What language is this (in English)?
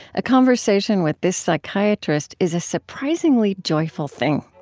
English